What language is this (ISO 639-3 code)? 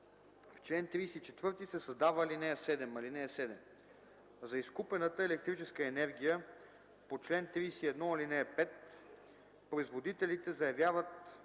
bul